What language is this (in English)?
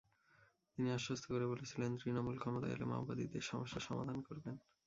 Bangla